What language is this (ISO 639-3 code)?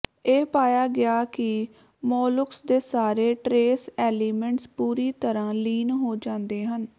pan